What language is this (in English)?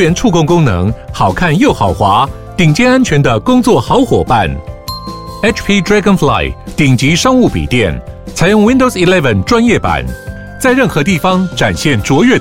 Chinese